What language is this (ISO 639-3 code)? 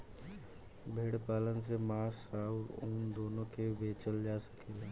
bho